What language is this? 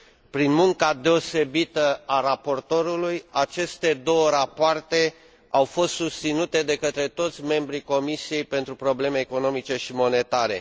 Romanian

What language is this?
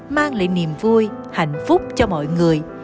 Vietnamese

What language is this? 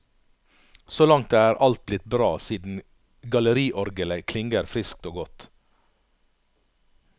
Norwegian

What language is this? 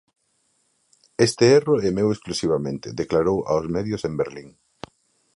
Galician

